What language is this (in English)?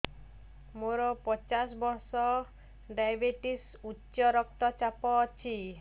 Odia